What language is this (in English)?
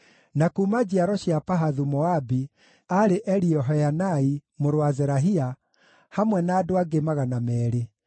Kikuyu